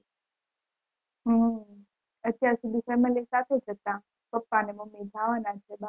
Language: Gujarati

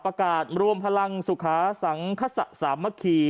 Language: Thai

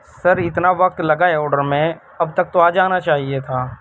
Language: Urdu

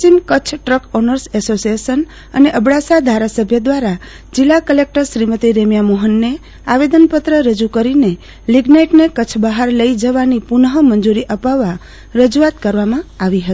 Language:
Gujarati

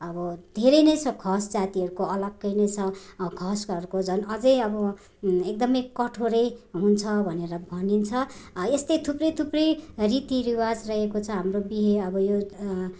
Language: Nepali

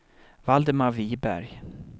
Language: Swedish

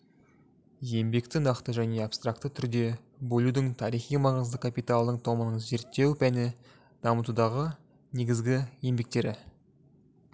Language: Kazakh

